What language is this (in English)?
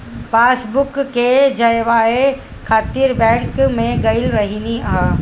Bhojpuri